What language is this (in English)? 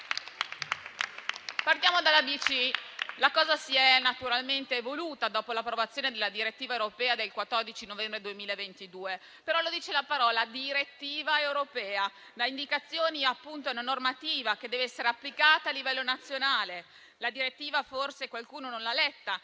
Italian